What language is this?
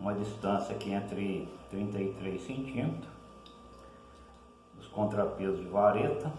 Portuguese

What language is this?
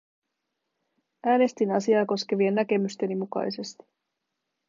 Finnish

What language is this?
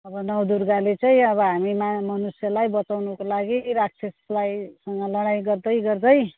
Nepali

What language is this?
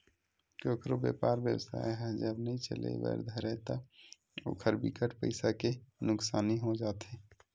Chhattisgarhi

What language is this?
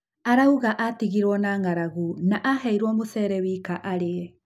Kikuyu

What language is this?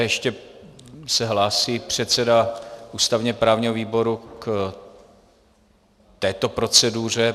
Czech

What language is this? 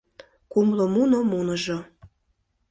Mari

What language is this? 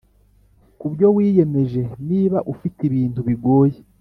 Kinyarwanda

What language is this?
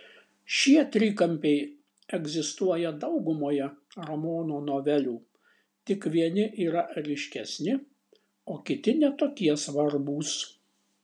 Lithuanian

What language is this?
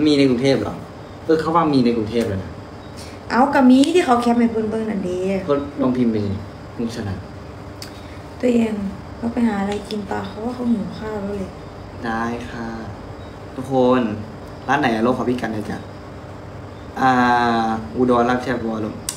Thai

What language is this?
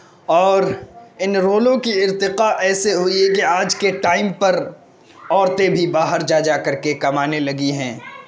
Urdu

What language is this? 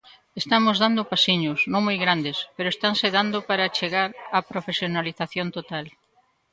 Galician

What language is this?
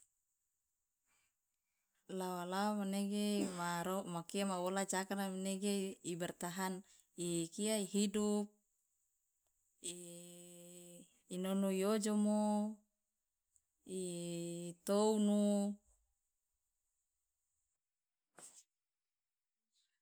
Loloda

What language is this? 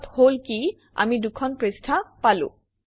Assamese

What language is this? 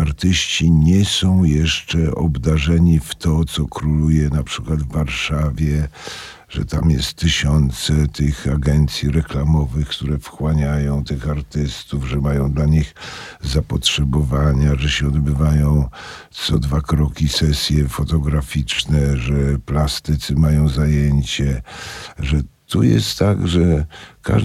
Polish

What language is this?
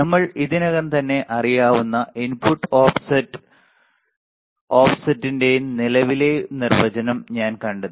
Malayalam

